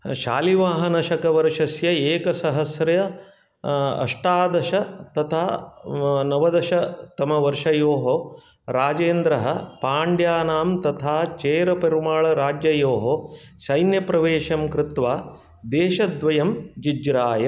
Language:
Sanskrit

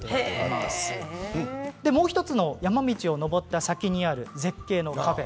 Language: Japanese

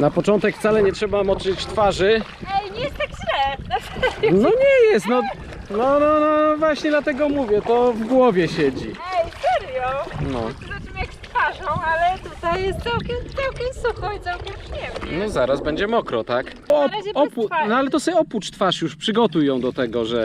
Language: Polish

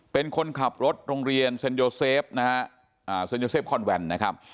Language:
Thai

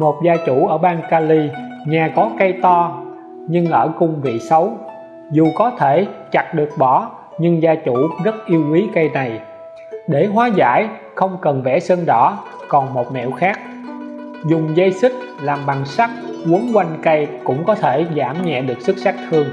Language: Vietnamese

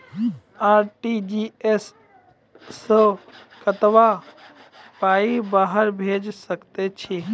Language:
Maithili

